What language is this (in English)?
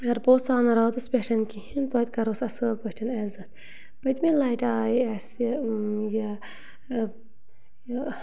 Kashmiri